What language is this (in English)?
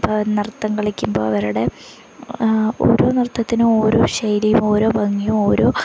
Malayalam